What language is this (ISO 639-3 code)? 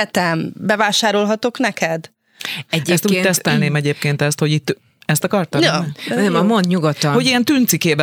hun